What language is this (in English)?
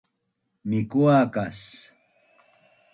Bunun